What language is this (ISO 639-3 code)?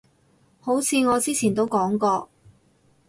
yue